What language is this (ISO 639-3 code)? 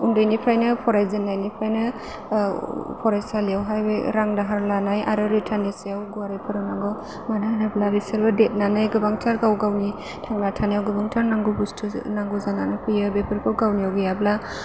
brx